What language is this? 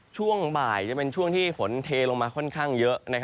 Thai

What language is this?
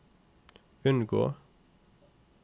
Norwegian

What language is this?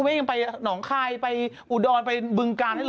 Thai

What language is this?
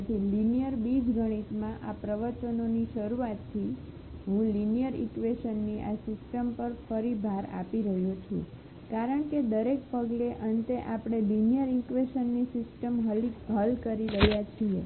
Gujarati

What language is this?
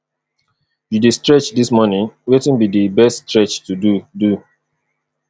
Nigerian Pidgin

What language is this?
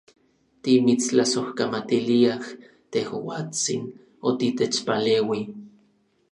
Orizaba Nahuatl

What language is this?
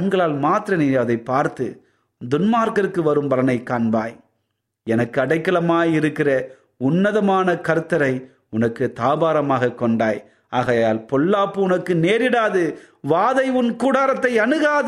Tamil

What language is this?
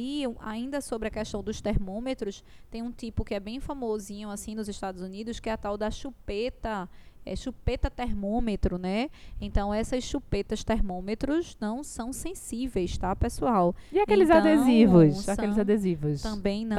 Portuguese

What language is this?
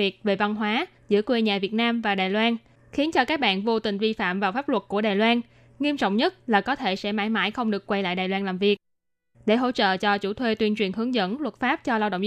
Vietnamese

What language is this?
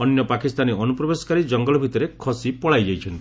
Odia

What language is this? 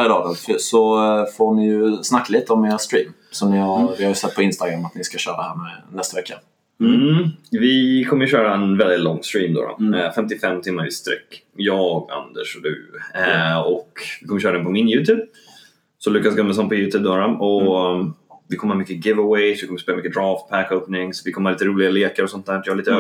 Swedish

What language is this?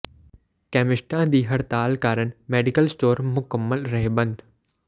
Punjabi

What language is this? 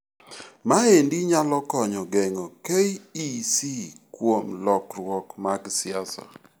Luo (Kenya and Tanzania)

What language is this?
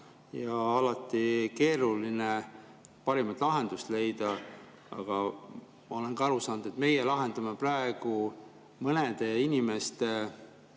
Estonian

